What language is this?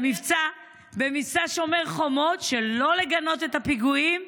Hebrew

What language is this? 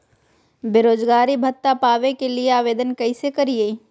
Magahi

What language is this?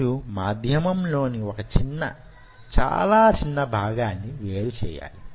Telugu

